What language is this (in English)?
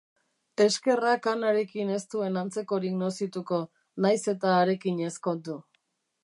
Basque